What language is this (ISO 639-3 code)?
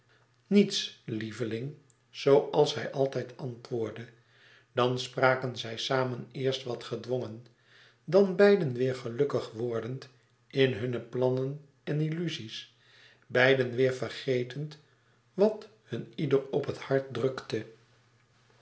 nld